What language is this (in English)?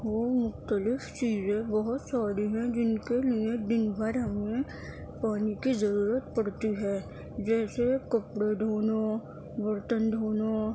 Urdu